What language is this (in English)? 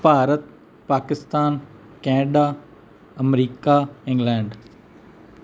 Punjabi